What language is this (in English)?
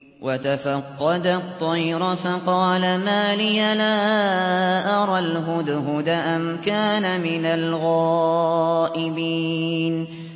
Arabic